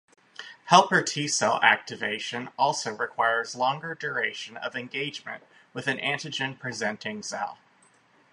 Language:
English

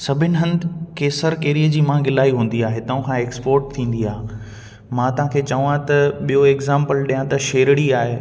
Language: Sindhi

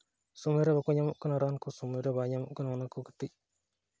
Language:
Santali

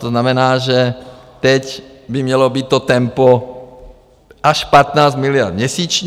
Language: Czech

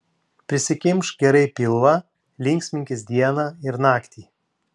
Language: Lithuanian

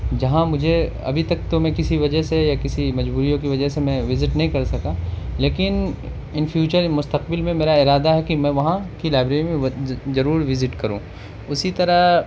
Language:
Urdu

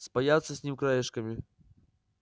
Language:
Russian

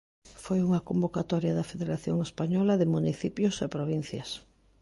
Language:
Galician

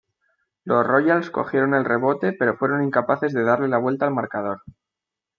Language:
Spanish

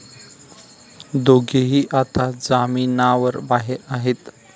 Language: Marathi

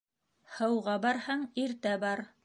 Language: Bashkir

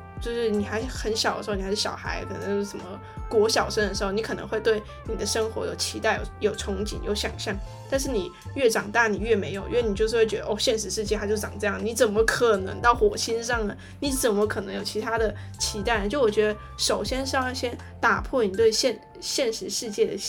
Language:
Chinese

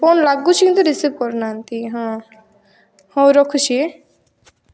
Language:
Odia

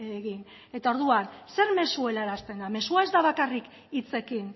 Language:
Basque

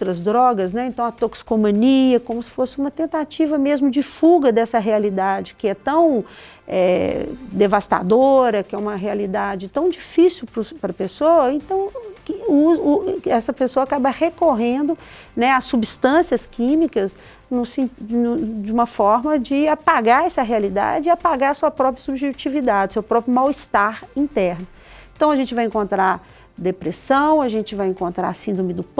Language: Portuguese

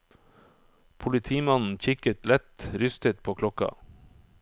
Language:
Norwegian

